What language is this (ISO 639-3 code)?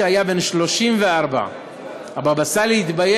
heb